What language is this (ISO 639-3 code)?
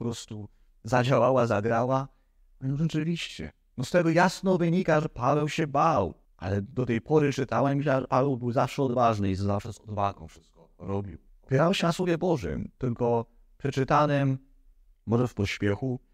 pol